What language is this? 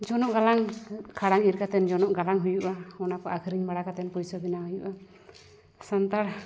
Santali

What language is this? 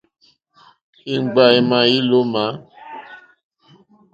Mokpwe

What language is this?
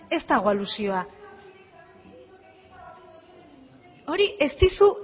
Basque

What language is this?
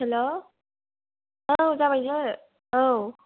Bodo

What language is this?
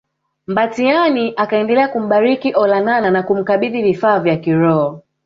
Swahili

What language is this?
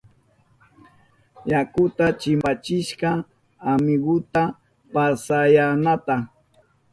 Southern Pastaza Quechua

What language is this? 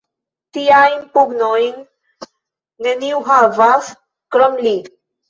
Esperanto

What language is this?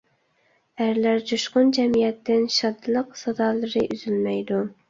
Uyghur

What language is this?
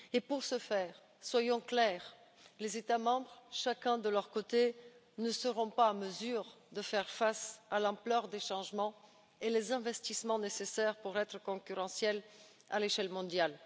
French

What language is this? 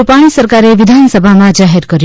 Gujarati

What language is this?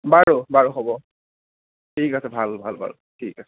Assamese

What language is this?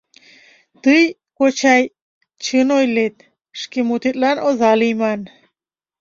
Mari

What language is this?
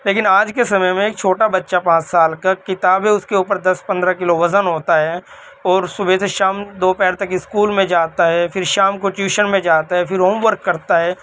Urdu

